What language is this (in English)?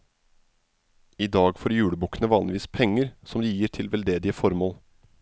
Norwegian